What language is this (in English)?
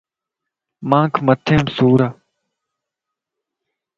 Lasi